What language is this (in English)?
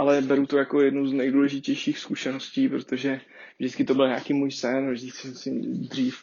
Czech